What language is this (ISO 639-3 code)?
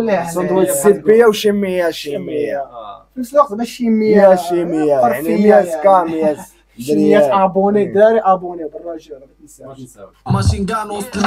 ara